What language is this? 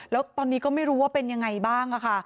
Thai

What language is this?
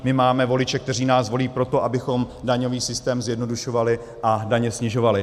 Czech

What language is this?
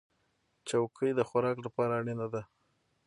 Pashto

